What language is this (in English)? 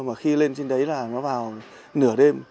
Vietnamese